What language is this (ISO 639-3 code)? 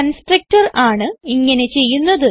mal